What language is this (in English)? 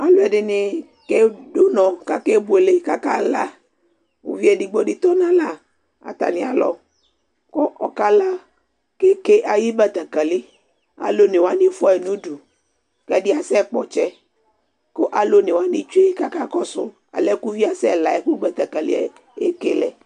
Ikposo